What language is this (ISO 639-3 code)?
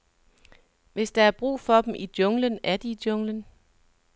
dan